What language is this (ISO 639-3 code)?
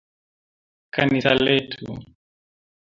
swa